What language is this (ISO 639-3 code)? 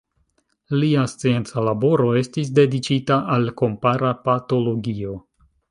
epo